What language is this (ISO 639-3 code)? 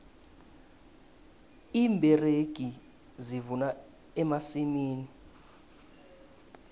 nbl